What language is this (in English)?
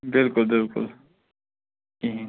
Kashmiri